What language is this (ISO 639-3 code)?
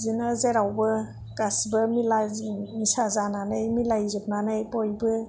brx